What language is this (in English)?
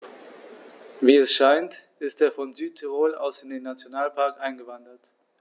German